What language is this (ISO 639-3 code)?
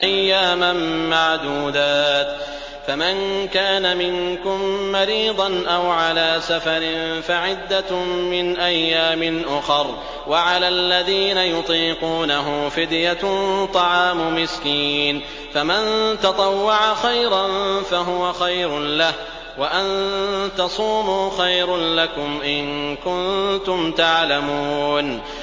ara